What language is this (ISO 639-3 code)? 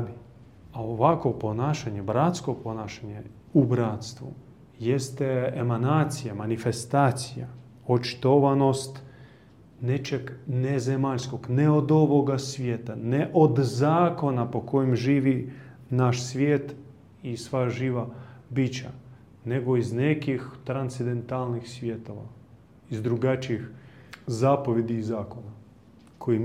hrv